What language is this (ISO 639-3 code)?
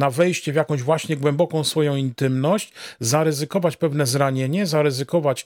pol